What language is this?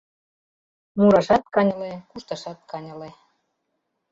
Mari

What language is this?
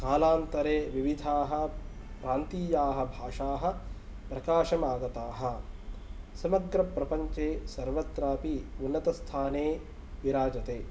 Sanskrit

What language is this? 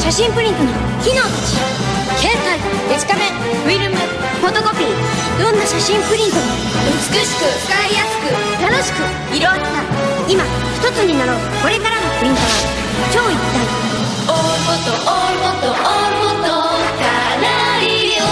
Japanese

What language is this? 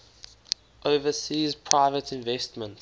English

